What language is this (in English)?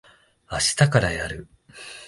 Japanese